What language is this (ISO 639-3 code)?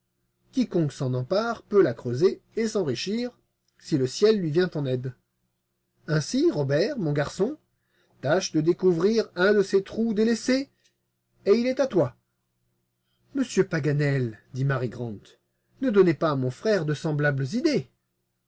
fra